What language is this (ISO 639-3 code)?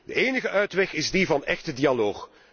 nld